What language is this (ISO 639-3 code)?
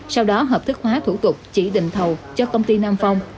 vie